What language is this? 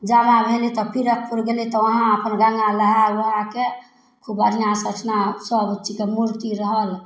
Maithili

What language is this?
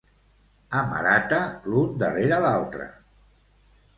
Catalan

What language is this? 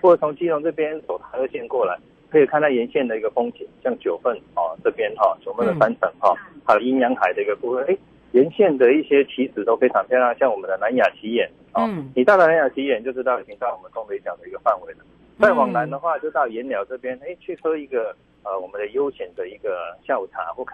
Chinese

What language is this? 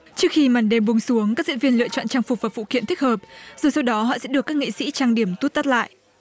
Vietnamese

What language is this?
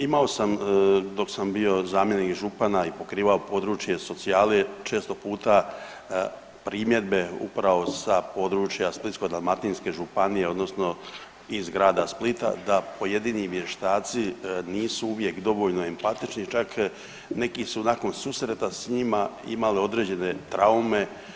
Croatian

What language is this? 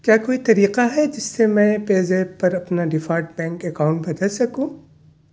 Urdu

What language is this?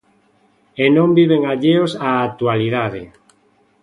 Galician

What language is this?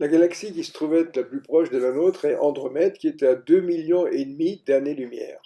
French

